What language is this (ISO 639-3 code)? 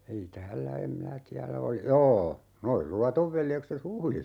fin